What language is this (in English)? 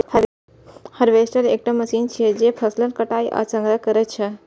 Maithili